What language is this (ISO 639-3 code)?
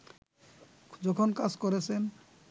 ben